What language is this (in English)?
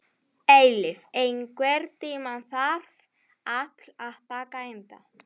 Icelandic